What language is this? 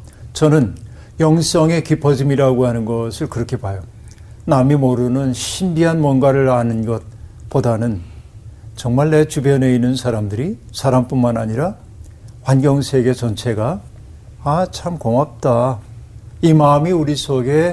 Korean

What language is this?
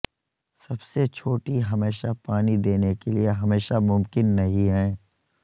Urdu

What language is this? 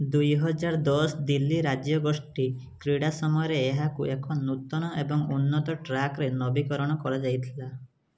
Odia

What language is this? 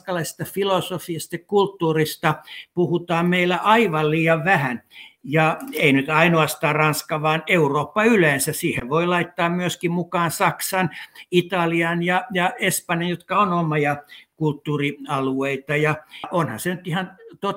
Finnish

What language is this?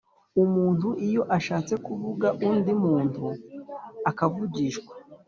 Kinyarwanda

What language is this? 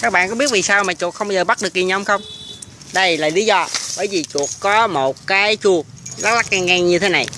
Vietnamese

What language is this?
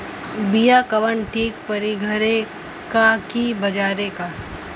Bhojpuri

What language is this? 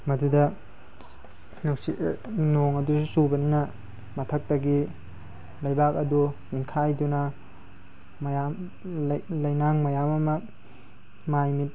Manipuri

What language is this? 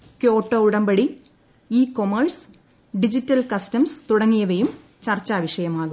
Malayalam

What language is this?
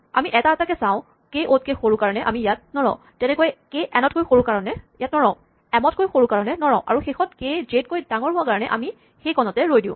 Assamese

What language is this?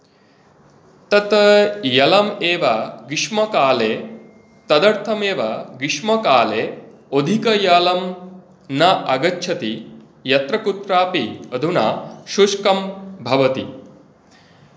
Sanskrit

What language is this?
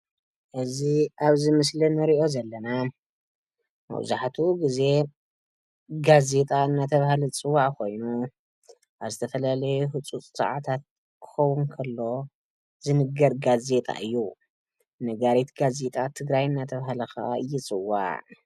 Tigrinya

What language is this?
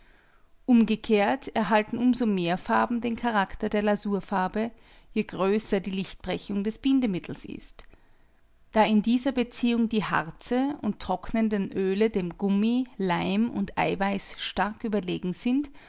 German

